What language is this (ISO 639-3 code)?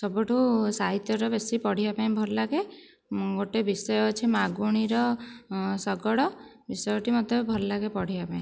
ori